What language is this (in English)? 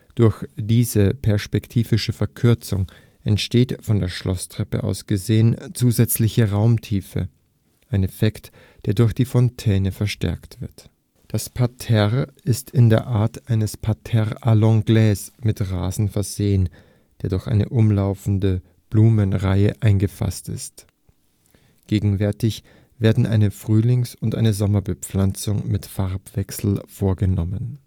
German